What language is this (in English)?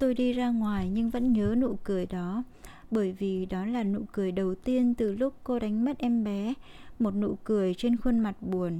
Vietnamese